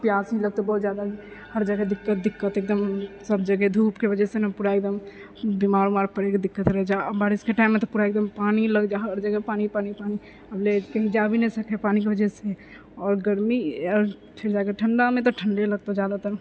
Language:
Maithili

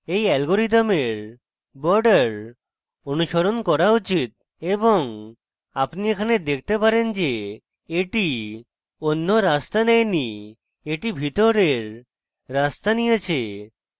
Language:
Bangla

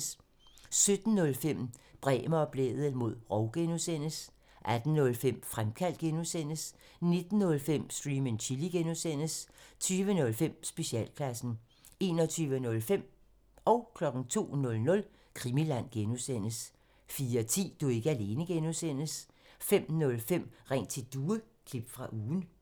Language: Danish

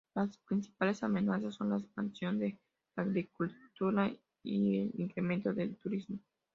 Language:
Spanish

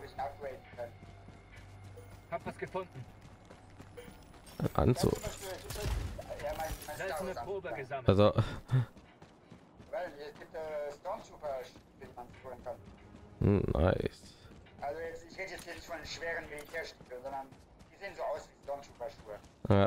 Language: German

